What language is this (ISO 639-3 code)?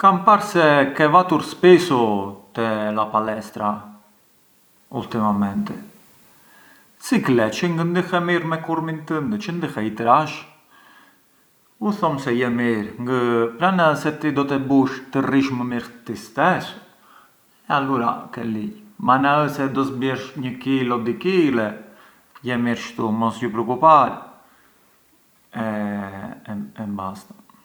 aae